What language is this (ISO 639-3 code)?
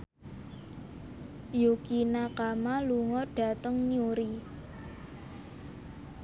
jav